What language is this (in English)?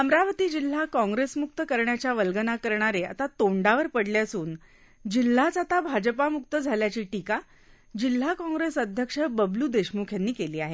Marathi